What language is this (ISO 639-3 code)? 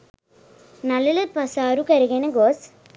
sin